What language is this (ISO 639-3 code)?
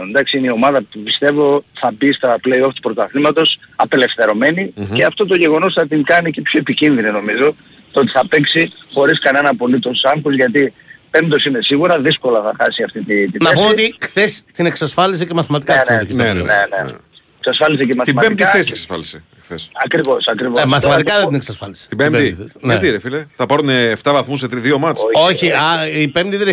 ell